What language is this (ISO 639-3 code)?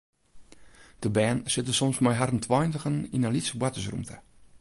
fry